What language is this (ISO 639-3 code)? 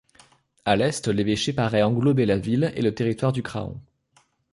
fra